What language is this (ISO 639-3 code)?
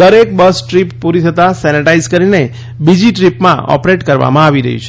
guj